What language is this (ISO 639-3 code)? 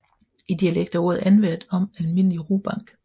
dan